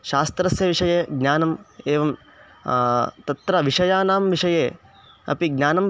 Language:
Sanskrit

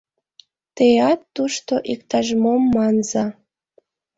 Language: Mari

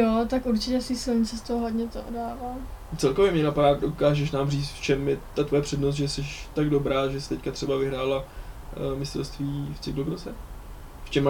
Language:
Czech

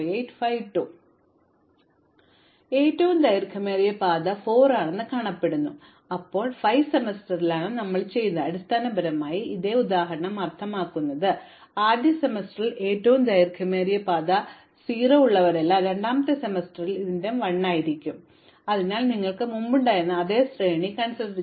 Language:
Malayalam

